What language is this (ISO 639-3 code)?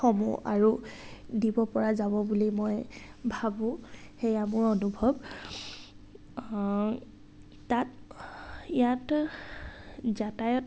asm